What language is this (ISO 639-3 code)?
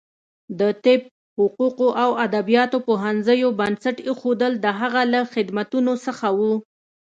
pus